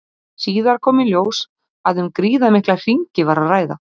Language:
Icelandic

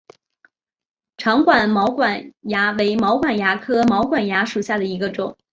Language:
Chinese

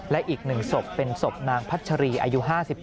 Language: Thai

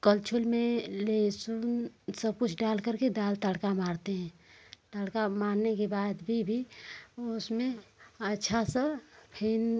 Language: Hindi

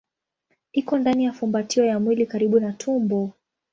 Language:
Swahili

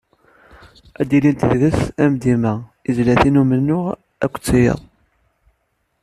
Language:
Kabyle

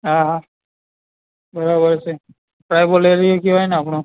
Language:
Gujarati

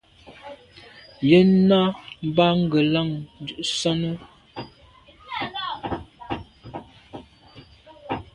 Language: Medumba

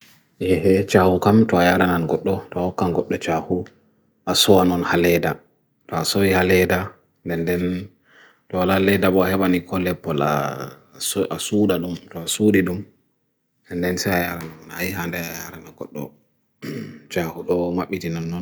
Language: Bagirmi Fulfulde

